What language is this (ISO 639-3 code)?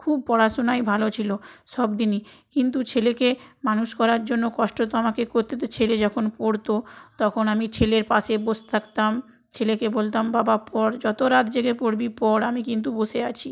ben